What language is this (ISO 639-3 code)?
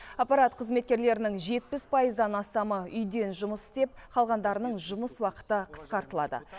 kaz